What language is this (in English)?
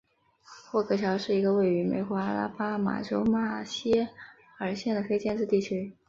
Chinese